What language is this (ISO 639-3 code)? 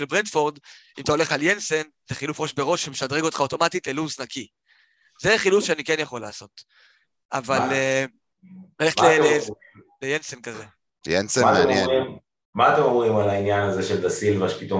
heb